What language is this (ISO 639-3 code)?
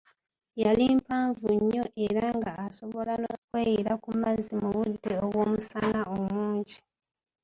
lug